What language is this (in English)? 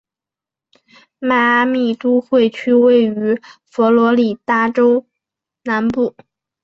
Chinese